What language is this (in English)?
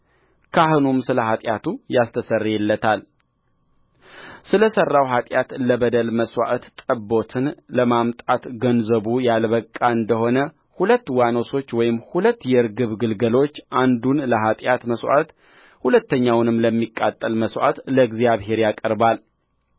Amharic